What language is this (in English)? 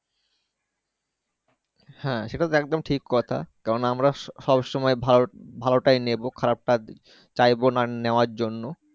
Bangla